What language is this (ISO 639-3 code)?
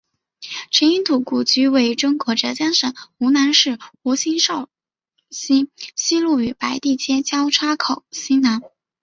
zho